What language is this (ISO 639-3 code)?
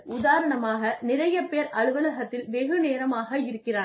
tam